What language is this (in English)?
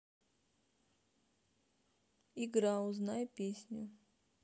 Russian